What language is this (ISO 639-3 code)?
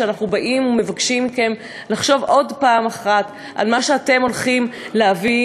heb